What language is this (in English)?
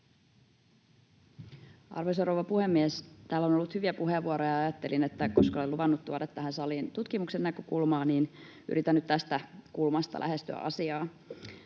Finnish